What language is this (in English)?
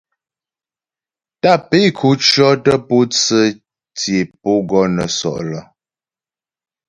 Ghomala